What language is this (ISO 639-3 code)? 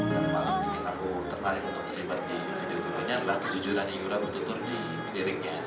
ind